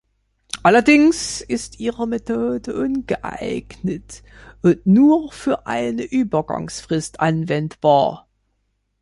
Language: German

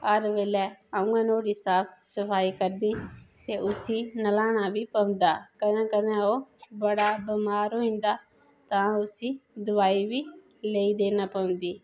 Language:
Dogri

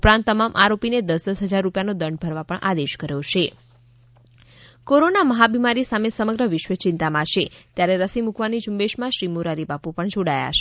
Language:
Gujarati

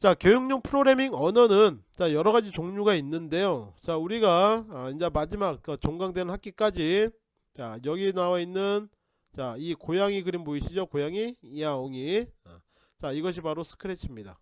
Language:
Korean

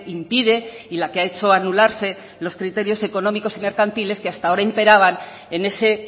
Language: Spanish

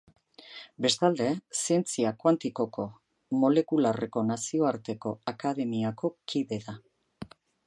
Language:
Basque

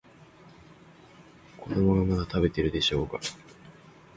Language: Japanese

